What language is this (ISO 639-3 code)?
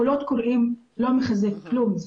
heb